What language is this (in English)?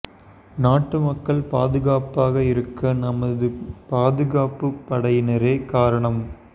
Tamil